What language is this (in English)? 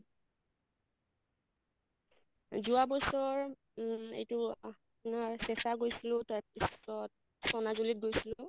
Assamese